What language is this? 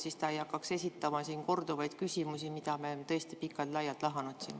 Estonian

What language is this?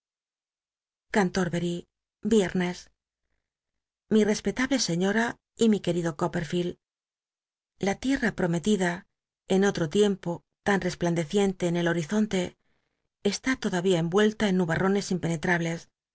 Spanish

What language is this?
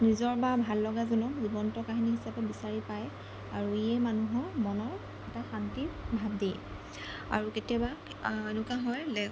Assamese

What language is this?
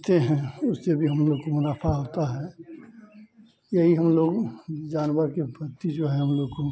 Hindi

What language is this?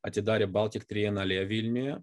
Lithuanian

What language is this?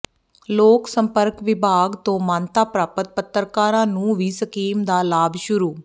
Punjabi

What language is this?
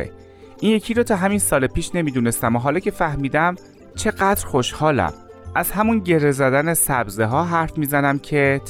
Persian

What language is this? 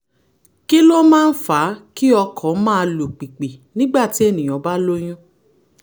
Yoruba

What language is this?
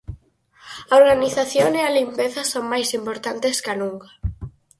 Galician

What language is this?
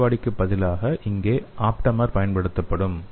Tamil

